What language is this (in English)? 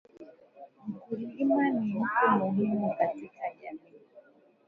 Swahili